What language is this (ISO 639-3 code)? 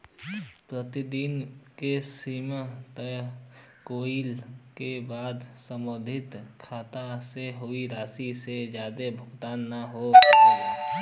bho